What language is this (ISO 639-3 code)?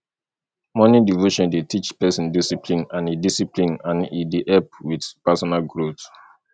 pcm